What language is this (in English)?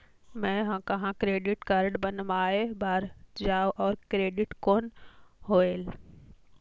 Chhattisgarhi